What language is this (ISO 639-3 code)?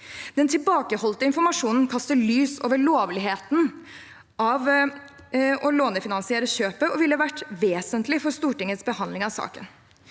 nor